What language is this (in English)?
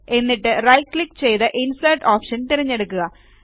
Malayalam